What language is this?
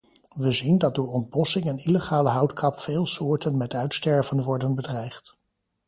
Dutch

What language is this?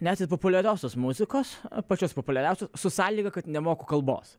Lithuanian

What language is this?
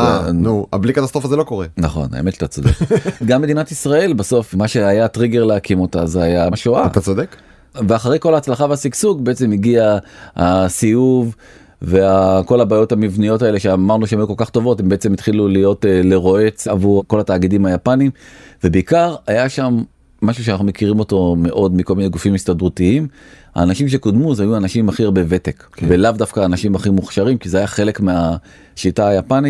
Hebrew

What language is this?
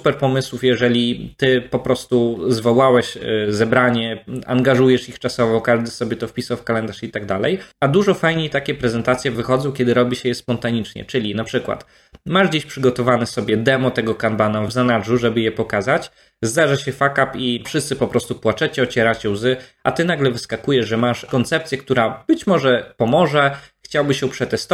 Polish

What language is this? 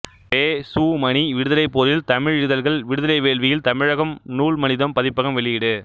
Tamil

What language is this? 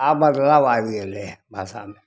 Maithili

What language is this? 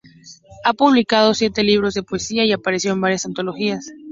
Spanish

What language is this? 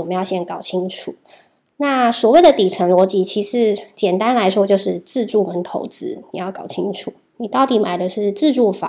Chinese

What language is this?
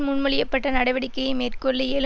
Tamil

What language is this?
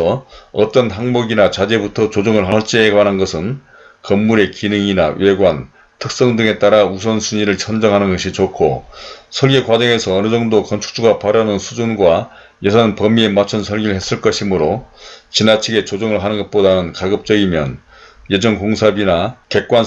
Korean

